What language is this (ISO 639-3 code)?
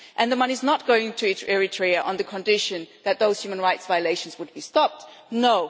eng